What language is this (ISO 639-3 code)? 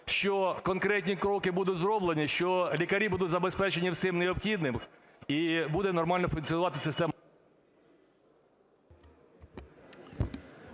ukr